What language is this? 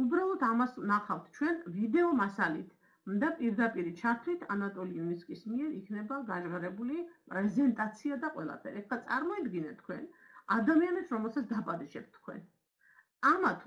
Romanian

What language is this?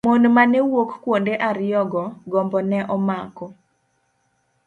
Luo (Kenya and Tanzania)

